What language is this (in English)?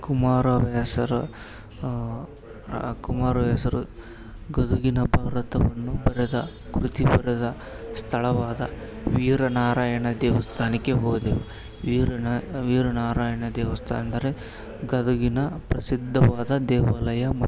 Kannada